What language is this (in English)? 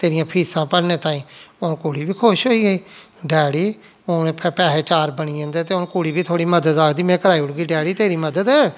Dogri